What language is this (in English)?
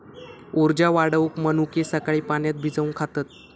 Marathi